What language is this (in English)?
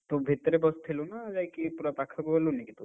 Odia